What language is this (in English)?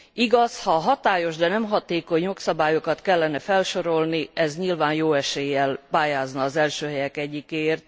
Hungarian